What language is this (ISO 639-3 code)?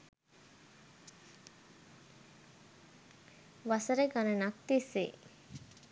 sin